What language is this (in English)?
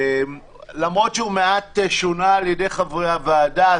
Hebrew